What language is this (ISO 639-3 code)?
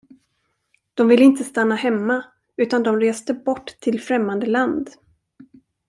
swe